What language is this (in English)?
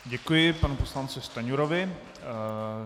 Czech